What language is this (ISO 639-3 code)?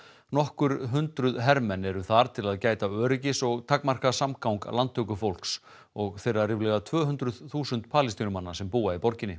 isl